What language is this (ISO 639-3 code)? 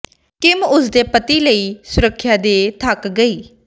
pan